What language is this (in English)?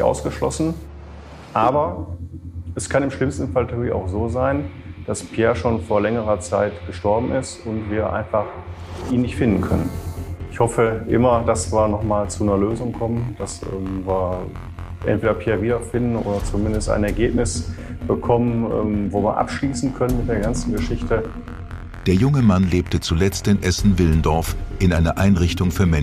German